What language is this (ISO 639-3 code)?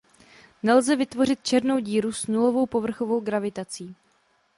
ces